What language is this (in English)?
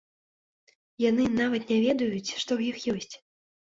Belarusian